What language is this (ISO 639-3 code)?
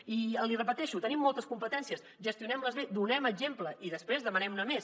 cat